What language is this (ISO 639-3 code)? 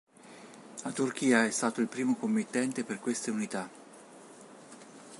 ita